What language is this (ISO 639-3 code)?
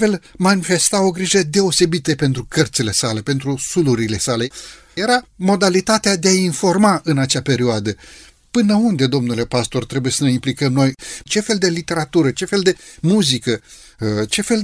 ron